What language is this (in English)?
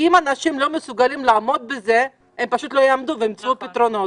Hebrew